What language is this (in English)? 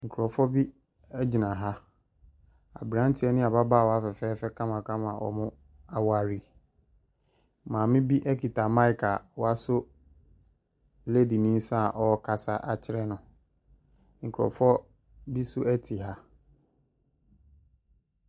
Akan